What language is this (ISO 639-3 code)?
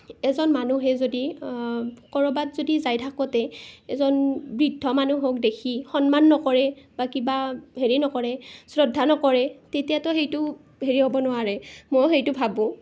asm